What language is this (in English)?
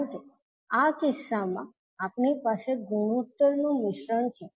Gujarati